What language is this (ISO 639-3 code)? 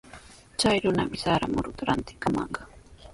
qws